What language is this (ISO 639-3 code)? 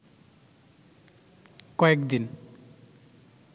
ben